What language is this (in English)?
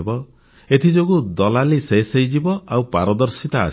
Odia